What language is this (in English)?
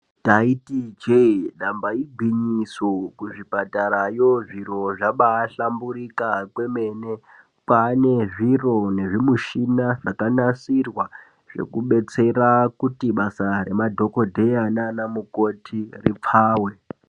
Ndau